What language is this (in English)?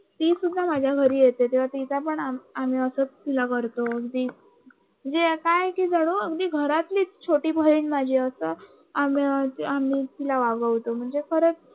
Marathi